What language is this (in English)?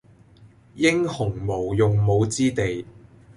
Cantonese